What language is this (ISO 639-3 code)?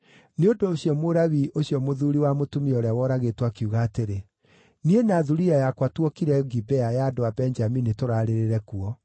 kik